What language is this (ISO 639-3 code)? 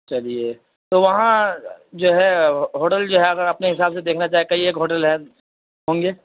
urd